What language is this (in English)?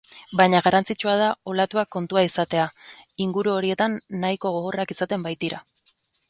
Basque